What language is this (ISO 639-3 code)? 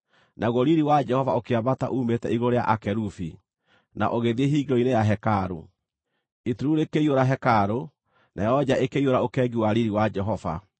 kik